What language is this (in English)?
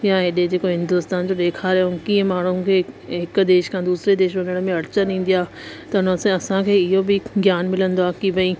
Sindhi